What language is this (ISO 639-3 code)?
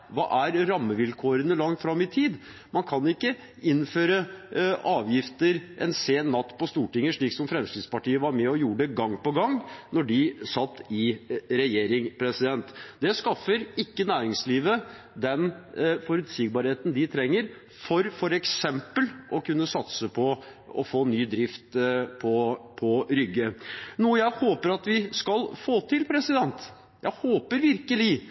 nob